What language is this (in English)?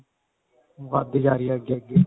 Punjabi